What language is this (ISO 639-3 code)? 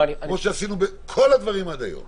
heb